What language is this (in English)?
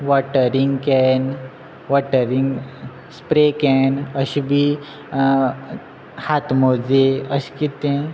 Konkani